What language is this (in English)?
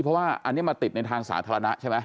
Thai